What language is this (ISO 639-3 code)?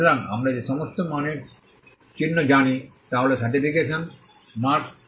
ben